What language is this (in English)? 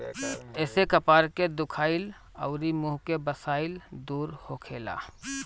Bhojpuri